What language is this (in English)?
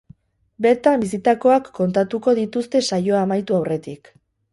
Basque